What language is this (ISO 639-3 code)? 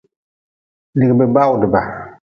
nmz